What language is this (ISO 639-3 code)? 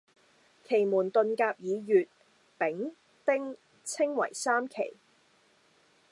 yue